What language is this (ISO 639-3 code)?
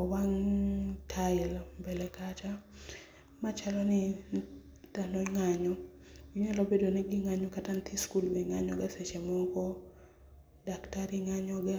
luo